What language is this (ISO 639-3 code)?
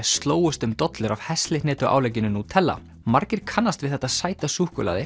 isl